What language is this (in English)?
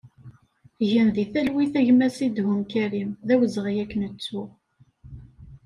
Kabyle